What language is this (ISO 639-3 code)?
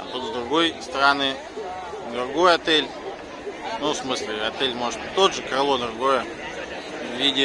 rus